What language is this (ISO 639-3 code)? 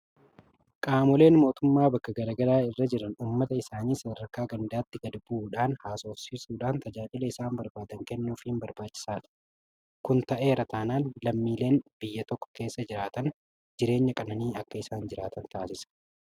orm